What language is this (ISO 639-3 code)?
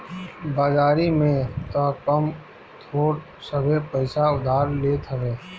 bho